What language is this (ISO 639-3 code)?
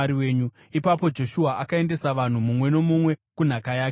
sna